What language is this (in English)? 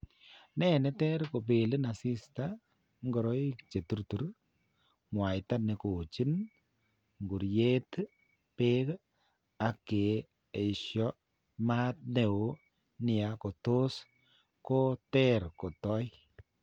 Kalenjin